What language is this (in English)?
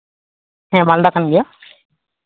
Santali